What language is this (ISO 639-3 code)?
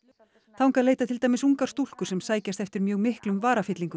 isl